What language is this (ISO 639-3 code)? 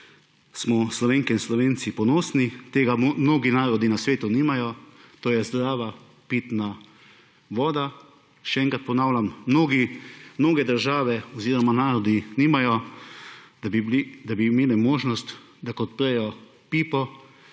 slv